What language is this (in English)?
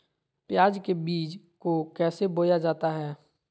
Magahi